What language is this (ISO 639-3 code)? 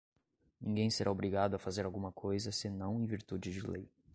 por